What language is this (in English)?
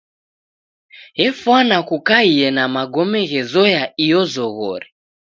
Taita